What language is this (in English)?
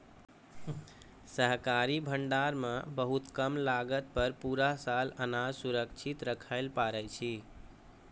Maithili